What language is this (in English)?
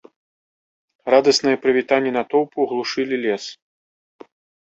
Belarusian